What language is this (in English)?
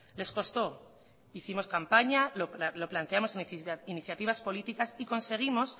Spanish